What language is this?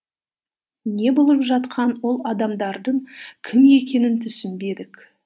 Kazakh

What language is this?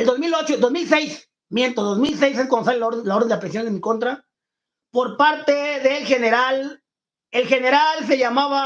Spanish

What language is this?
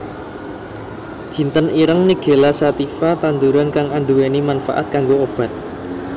Javanese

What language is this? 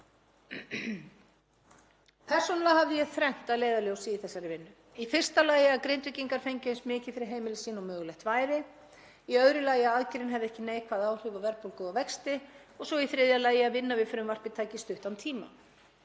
Icelandic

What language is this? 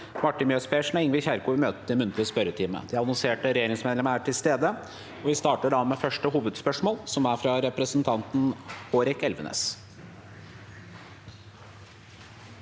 Norwegian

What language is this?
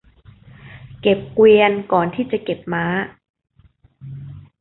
Thai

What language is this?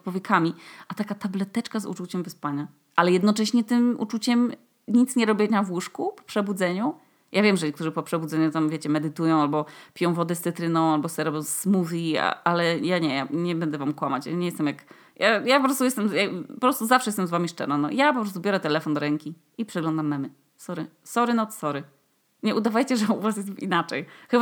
Polish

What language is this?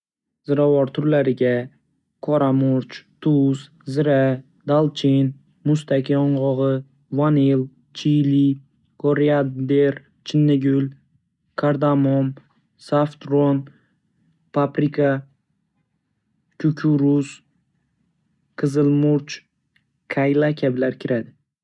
Uzbek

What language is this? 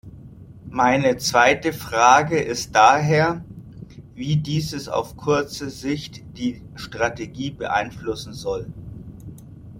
German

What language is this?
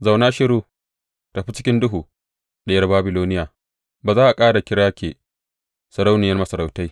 Hausa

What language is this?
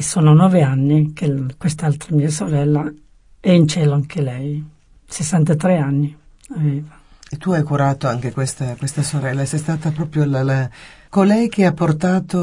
Italian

